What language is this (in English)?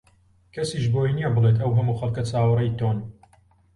Central Kurdish